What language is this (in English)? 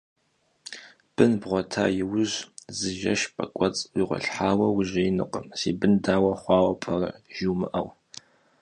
Kabardian